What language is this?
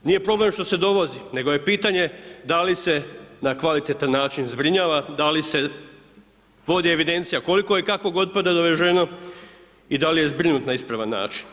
Croatian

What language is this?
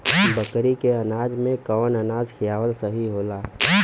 Bhojpuri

